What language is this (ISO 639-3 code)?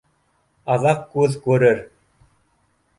bak